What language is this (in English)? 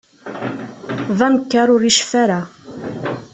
Kabyle